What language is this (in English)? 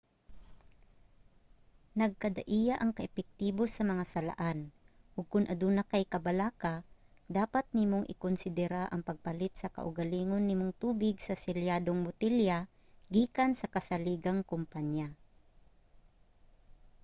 Cebuano